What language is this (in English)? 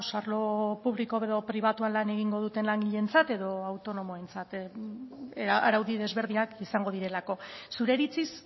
Basque